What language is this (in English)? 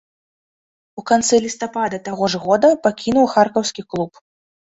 Belarusian